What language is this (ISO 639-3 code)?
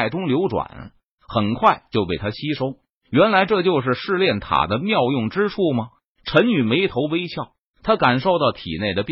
zho